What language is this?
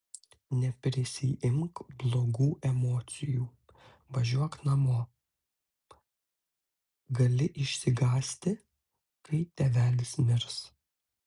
Lithuanian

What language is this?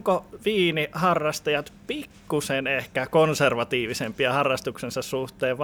Finnish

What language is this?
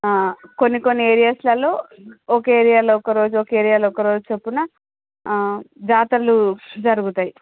Telugu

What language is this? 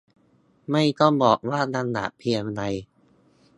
Thai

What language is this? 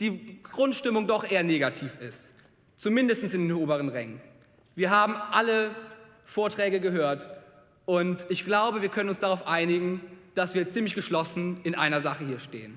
German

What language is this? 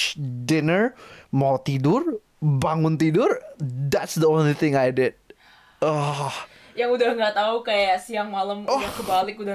Indonesian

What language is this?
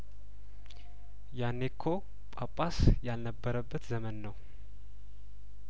Amharic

